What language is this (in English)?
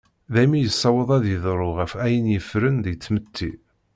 Kabyle